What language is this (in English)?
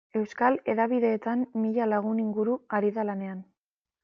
Basque